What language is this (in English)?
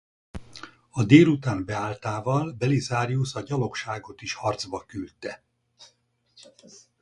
Hungarian